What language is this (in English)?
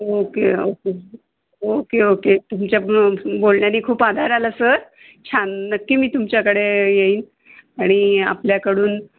Marathi